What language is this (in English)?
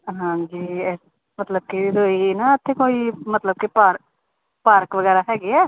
Punjabi